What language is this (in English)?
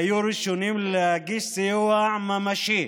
Hebrew